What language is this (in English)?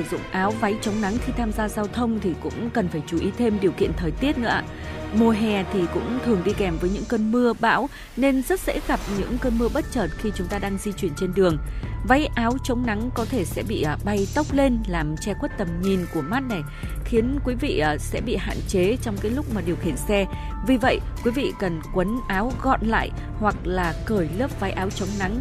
Vietnamese